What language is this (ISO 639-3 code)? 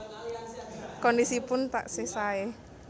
jav